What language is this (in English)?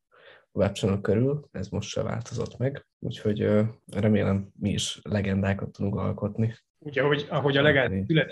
Hungarian